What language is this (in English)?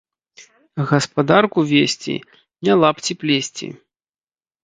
Belarusian